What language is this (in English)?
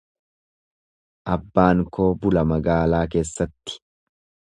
Oromo